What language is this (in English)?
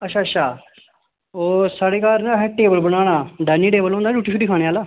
Dogri